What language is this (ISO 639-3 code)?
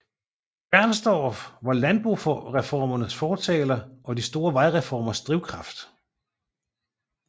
dan